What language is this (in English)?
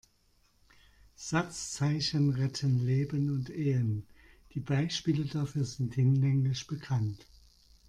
German